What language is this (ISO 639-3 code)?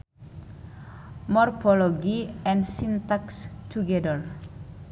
sun